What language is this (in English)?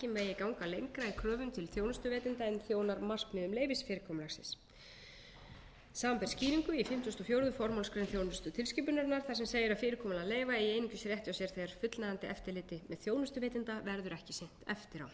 Icelandic